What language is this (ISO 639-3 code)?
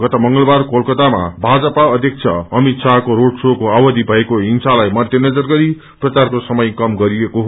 nep